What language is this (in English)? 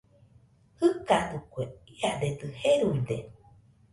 Nüpode Huitoto